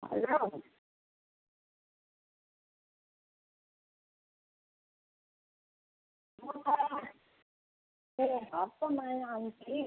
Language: Nepali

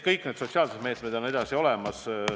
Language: Estonian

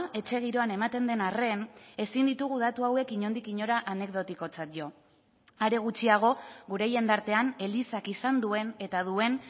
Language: Basque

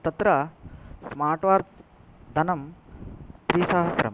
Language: Sanskrit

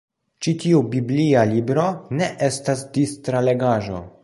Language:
Esperanto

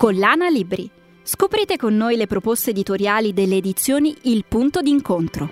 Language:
Italian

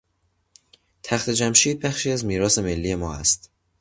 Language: Persian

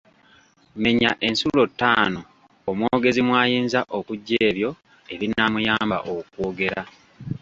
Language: Ganda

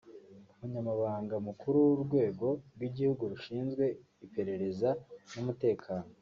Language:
Kinyarwanda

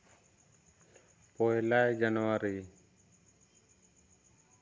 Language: Santali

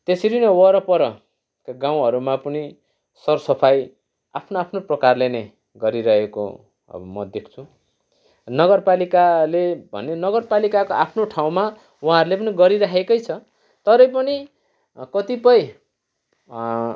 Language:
Nepali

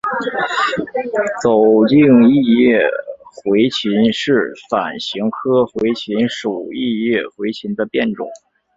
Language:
Chinese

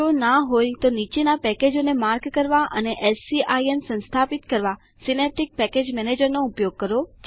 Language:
Gujarati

